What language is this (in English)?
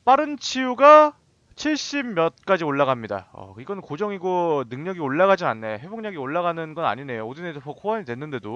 Korean